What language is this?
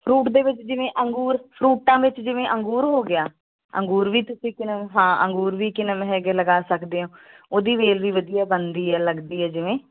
Punjabi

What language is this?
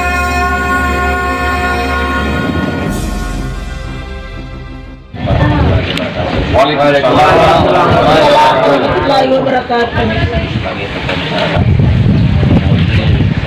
Indonesian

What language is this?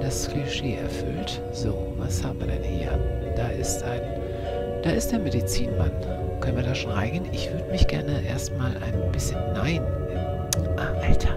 German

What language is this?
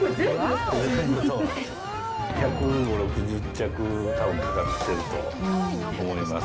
Japanese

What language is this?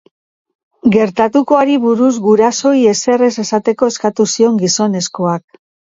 Basque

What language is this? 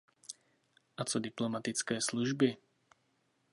Czech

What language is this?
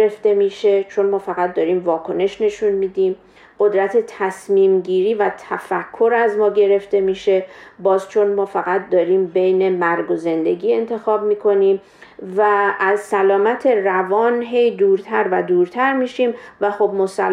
Persian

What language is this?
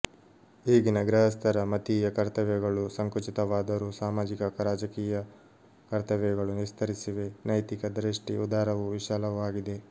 Kannada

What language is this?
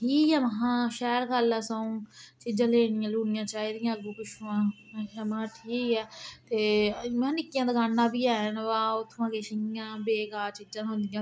Dogri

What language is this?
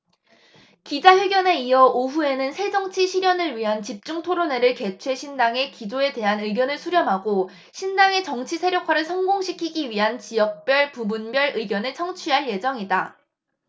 Korean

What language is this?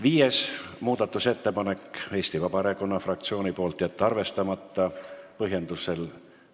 Estonian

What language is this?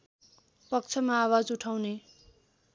Nepali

